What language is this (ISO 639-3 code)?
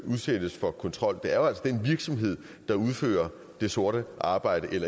dan